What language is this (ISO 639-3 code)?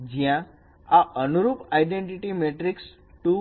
guj